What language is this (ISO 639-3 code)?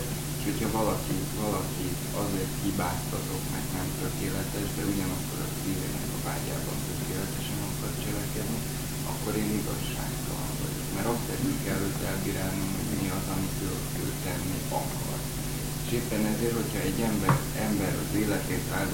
hun